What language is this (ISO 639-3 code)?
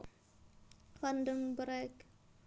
jav